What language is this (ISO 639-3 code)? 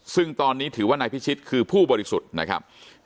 tha